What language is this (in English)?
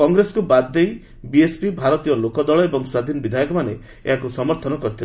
Odia